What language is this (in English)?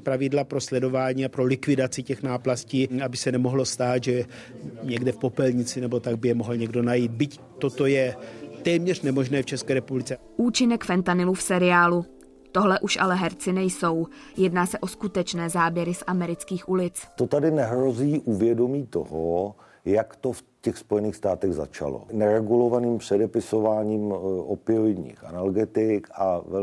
Czech